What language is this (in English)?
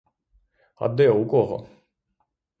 Ukrainian